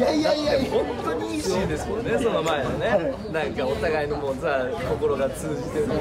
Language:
Japanese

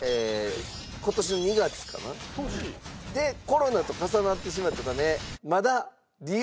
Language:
Japanese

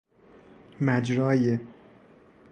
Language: Persian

